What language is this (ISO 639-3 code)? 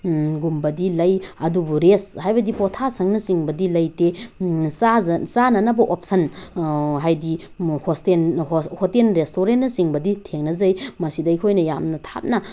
mni